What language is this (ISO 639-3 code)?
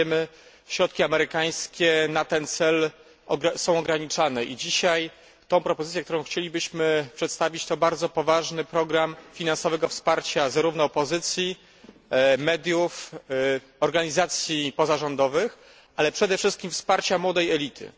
pol